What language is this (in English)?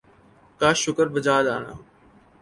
Urdu